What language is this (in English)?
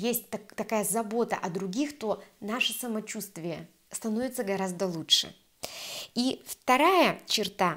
Russian